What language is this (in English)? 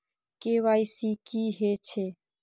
Maithili